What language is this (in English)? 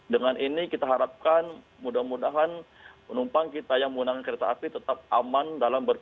Indonesian